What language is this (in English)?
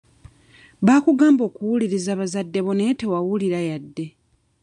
Ganda